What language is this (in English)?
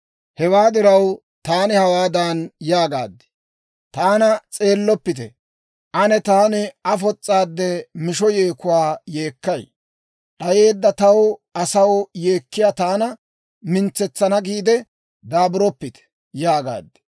Dawro